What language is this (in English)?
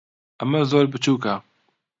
Central Kurdish